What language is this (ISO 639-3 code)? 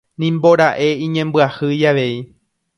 grn